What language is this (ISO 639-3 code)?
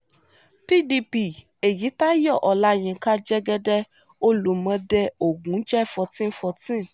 yor